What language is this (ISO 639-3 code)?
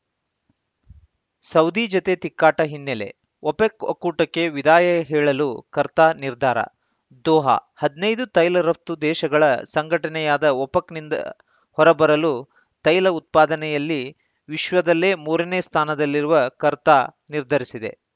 kan